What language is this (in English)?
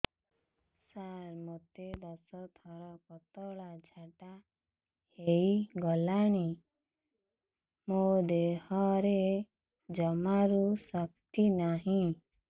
Odia